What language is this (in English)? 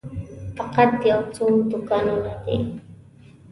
Pashto